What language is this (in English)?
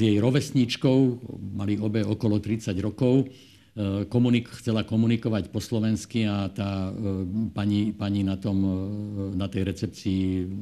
Slovak